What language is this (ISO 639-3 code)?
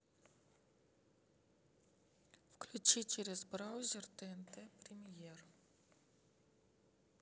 rus